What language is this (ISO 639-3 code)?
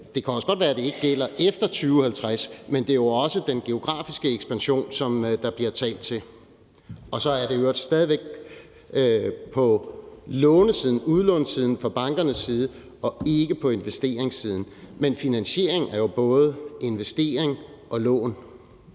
dan